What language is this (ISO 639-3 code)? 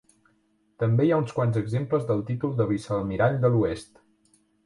cat